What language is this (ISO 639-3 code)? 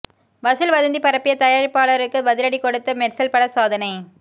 tam